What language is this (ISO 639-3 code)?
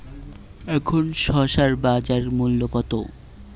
ben